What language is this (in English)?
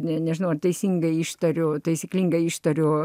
Lithuanian